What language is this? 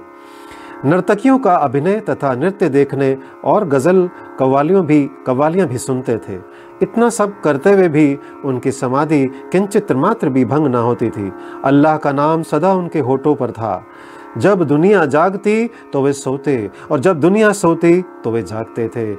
Hindi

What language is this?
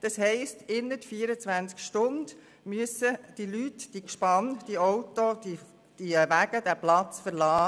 Swiss German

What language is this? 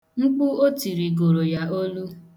Igbo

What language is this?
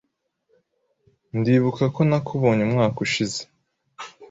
Kinyarwanda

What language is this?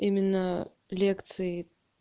Russian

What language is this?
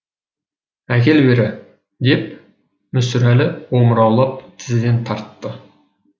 Kazakh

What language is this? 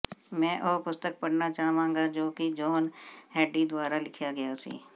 Punjabi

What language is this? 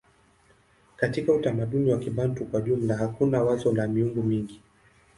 Swahili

